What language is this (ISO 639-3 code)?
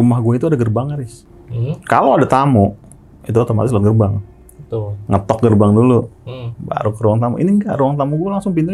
ind